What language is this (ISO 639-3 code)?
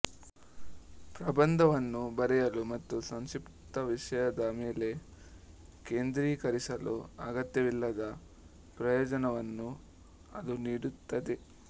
kan